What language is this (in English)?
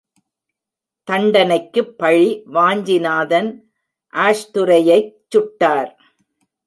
Tamil